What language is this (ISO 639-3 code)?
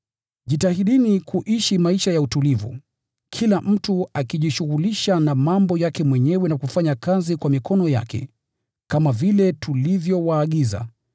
swa